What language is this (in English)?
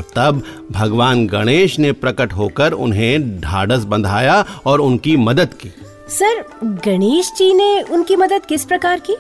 Hindi